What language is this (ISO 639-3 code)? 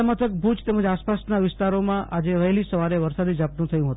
guj